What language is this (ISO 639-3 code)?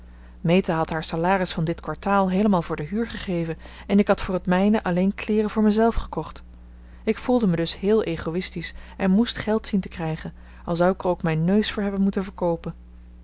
nld